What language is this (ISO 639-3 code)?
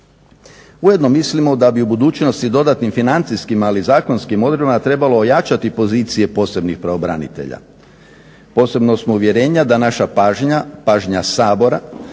hrv